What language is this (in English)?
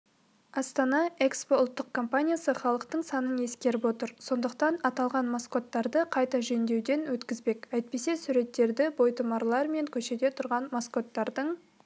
Kazakh